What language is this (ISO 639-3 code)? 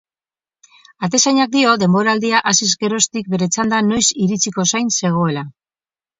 eus